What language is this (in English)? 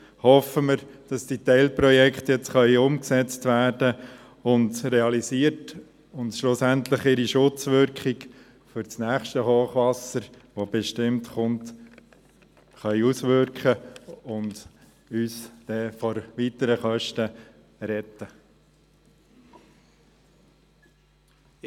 Swiss German